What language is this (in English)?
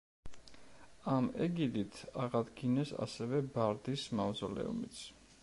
Georgian